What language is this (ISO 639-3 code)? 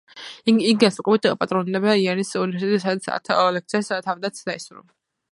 kat